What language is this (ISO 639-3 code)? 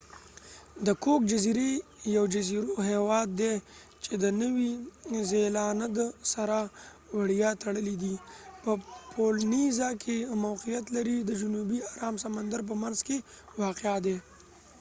pus